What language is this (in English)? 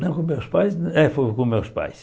Portuguese